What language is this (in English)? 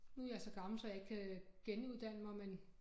Danish